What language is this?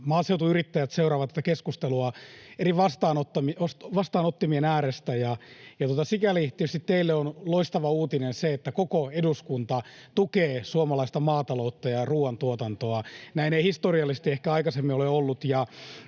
Finnish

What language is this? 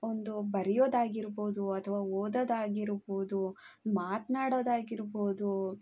Kannada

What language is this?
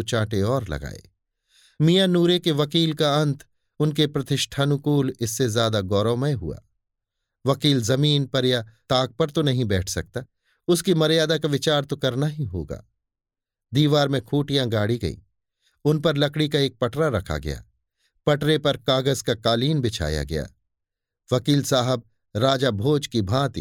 Hindi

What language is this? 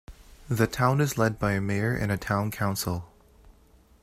English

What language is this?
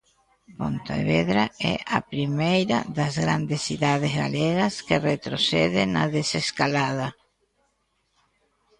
Galician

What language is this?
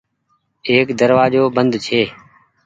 Goaria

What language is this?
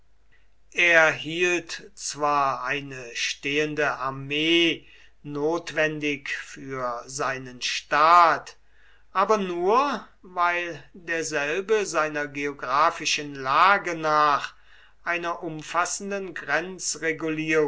German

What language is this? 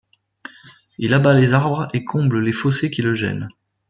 French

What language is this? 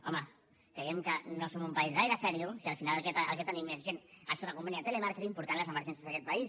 Catalan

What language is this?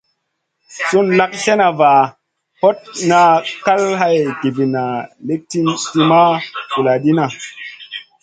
Masana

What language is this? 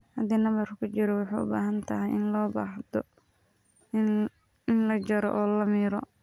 Somali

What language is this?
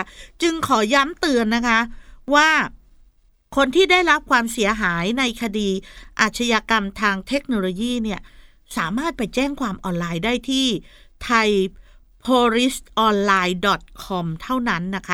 Thai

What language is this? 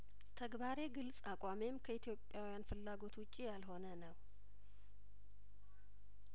Amharic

